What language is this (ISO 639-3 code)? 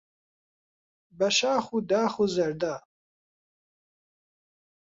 ckb